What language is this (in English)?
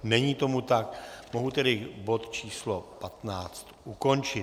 Czech